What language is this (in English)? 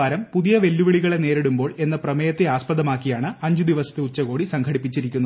Malayalam